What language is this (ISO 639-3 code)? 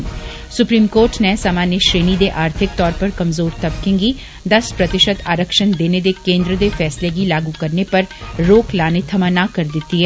doi